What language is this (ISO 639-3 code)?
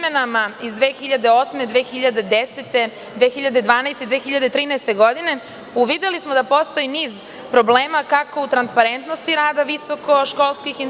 srp